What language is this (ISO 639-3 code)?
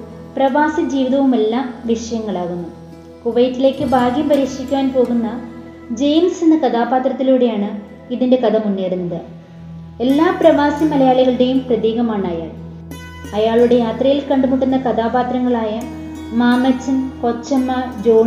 mal